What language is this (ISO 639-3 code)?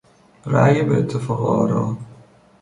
fas